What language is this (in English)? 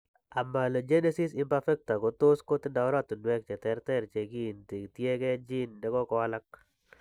Kalenjin